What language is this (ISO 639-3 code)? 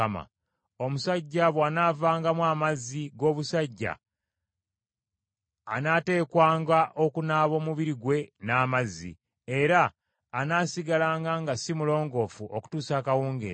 lug